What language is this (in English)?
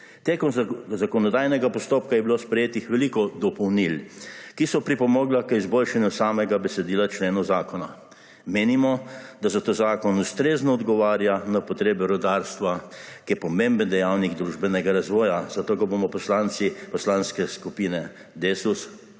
Slovenian